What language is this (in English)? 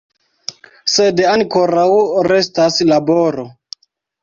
Esperanto